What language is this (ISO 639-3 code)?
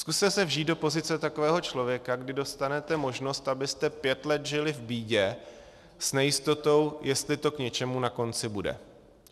ces